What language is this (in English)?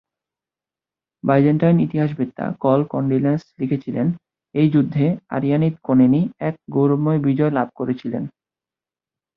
Bangla